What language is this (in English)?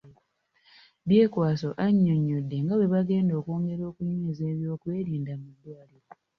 Ganda